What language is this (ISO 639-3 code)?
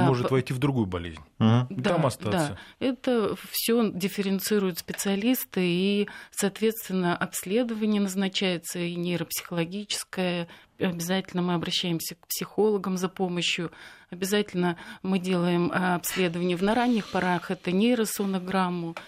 rus